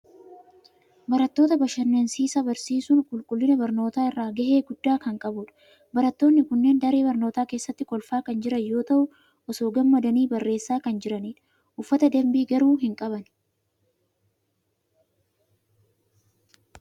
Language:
Oromo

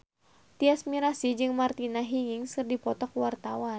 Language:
Sundanese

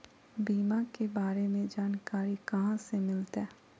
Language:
Magahi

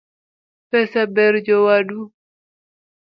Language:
Luo (Kenya and Tanzania)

